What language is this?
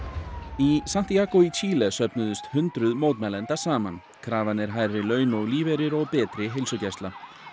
Icelandic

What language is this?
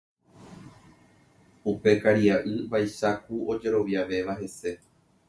Guarani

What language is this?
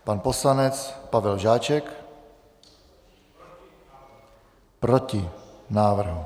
Czech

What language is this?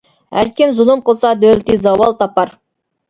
Uyghur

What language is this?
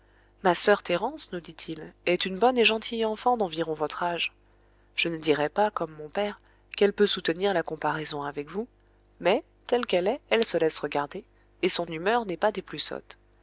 French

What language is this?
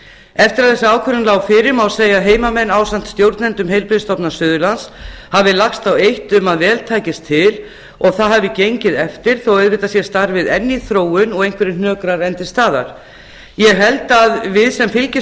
Icelandic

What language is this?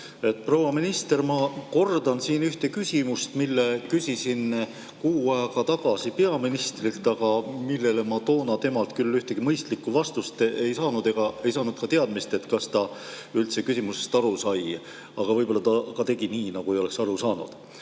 Estonian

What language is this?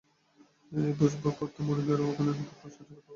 Bangla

